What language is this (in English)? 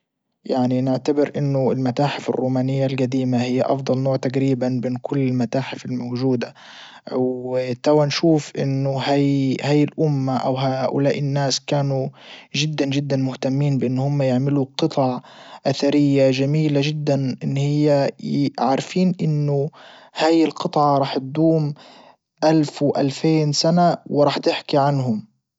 Libyan Arabic